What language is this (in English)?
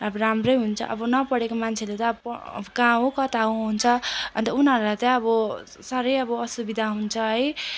Nepali